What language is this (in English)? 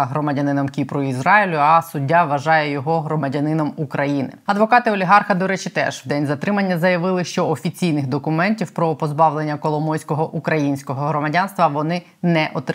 Ukrainian